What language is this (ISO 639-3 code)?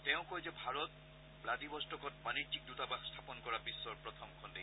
asm